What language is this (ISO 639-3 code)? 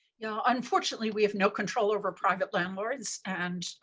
eng